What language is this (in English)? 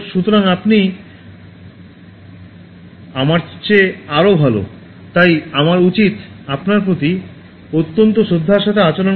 Bangla